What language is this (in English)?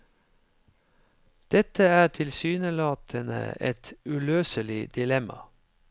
Norwegian